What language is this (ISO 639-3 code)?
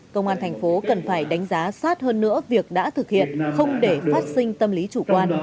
vie